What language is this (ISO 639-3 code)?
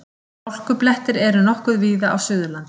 isl